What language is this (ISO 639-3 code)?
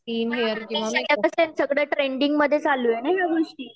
mar